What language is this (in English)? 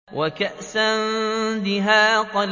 Arabic